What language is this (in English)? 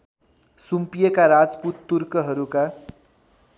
Nepali